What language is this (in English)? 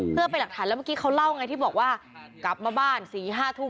Thai